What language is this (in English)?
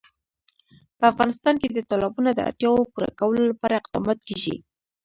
Pashto